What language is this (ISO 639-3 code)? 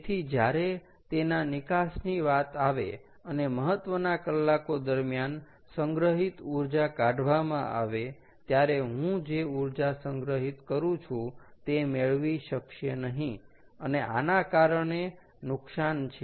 guj